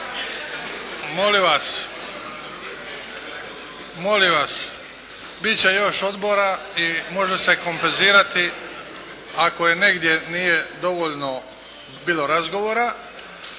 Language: Croatian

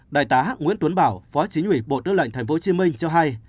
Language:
Vietnamese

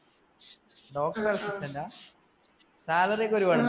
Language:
Malayalam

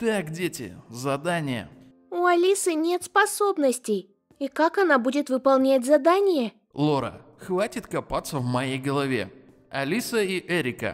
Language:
Russian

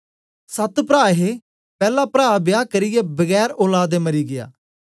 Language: Dogri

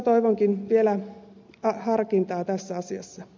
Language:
Finnish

